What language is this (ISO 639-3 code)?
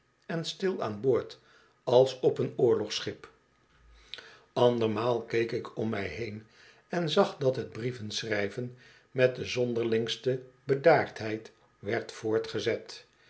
nld